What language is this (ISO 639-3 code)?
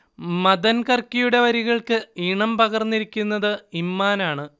mal